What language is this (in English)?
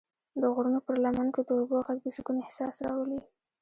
Pashto